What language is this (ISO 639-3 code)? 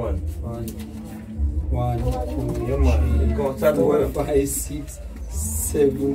eng